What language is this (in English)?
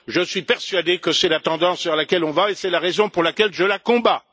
French